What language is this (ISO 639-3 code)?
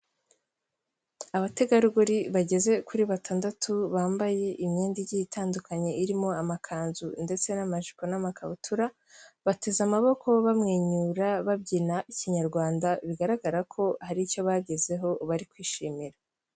kin